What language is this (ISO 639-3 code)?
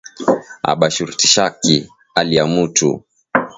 swa